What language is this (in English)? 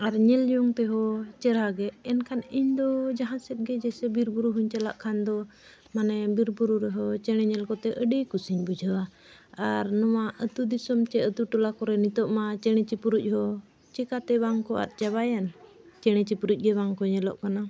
Santali